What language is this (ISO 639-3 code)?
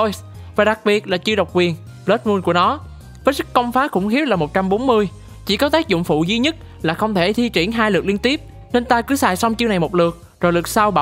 vie